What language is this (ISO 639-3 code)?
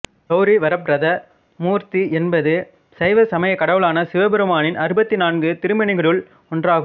tam